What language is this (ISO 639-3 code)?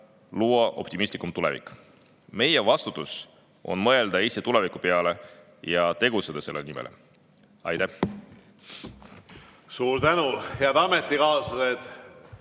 est